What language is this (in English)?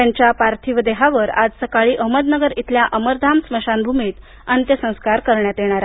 Marathi